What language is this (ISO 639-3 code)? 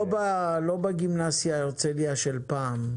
heb